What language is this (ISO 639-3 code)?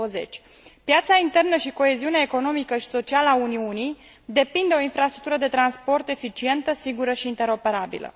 ron